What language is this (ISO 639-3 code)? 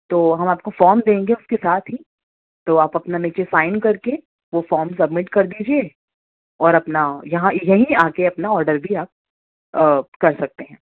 urd